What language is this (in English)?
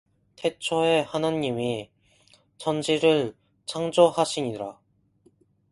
Korean